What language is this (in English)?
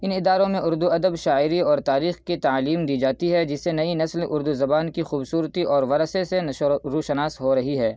Urdu